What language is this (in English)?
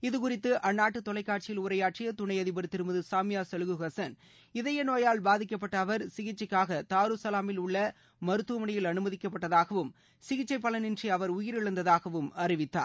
Tamil